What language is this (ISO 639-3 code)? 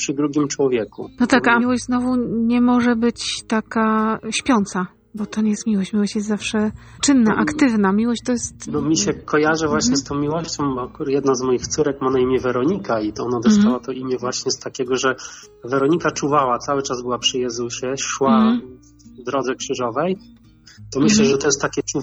pol